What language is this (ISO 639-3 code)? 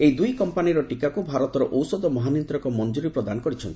ori